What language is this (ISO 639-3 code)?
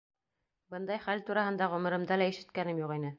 bak